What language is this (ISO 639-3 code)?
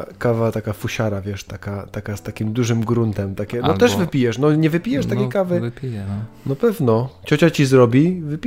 pol